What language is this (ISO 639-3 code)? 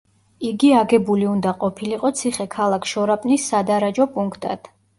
kat